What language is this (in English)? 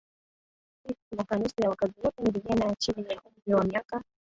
Swahili